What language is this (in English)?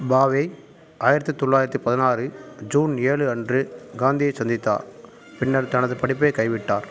Tamil